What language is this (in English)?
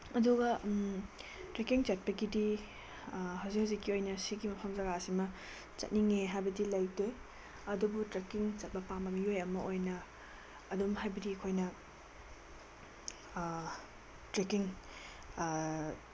Manipuri